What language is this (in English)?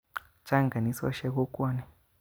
Kalenjin